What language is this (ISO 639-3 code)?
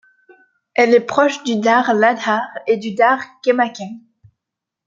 fra